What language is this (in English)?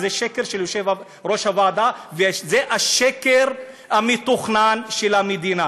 Hebrew